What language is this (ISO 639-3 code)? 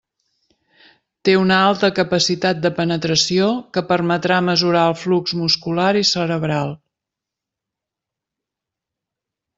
cat